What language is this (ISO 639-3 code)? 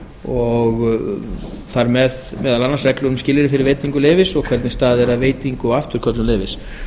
isl